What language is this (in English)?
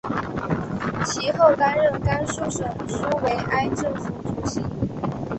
Chinese